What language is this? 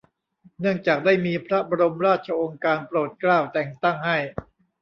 Thai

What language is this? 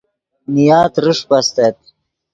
Yidgha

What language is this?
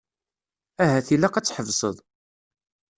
Kabyle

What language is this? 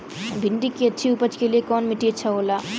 Bhojpuri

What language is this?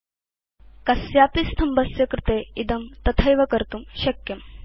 Sanskrit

